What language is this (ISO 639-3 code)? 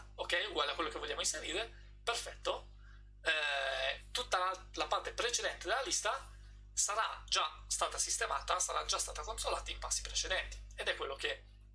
ita